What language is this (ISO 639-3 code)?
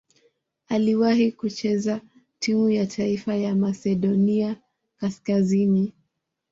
swa